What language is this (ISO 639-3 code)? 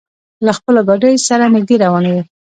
pus